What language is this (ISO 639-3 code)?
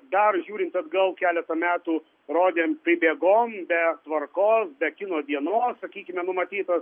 lit